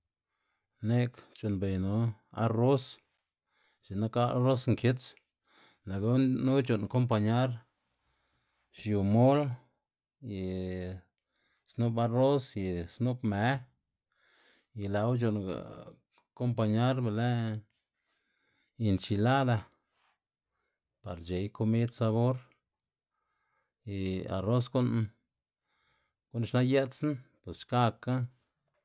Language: Xanaguía Zapotec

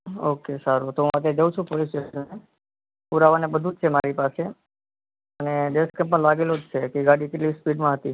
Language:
Gujarati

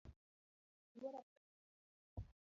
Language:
Luo (Kenya and Tanzania)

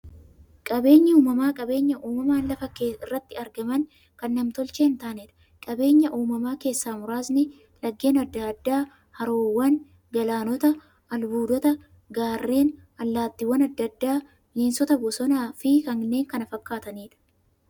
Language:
Oromo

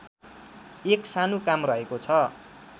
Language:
Nepali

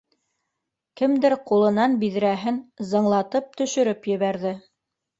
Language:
Bashkir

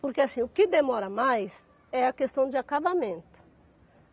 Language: Portuguese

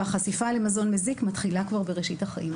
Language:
Hebrew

